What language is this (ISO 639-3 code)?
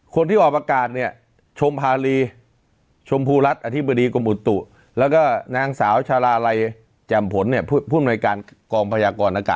tha